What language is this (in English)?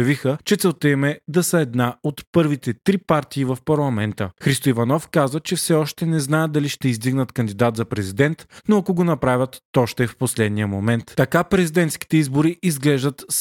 Bulgarian